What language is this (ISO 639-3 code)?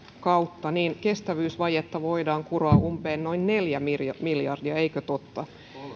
fin